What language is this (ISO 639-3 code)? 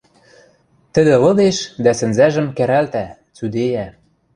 mrj